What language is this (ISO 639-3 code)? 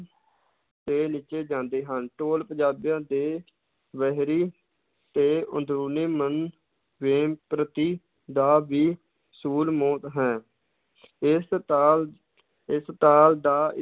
pan